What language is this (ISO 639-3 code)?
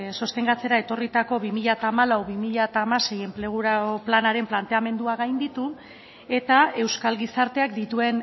eus